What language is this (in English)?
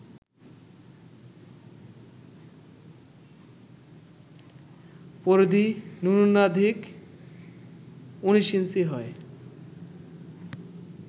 Bangla